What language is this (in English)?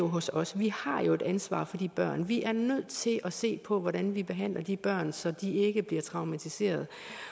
Danish